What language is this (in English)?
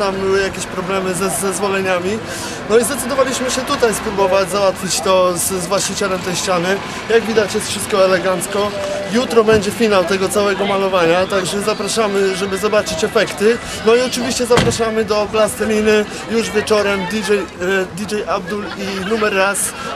Polish